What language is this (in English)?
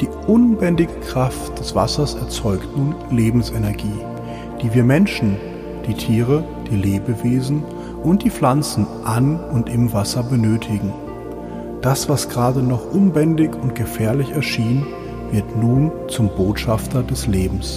German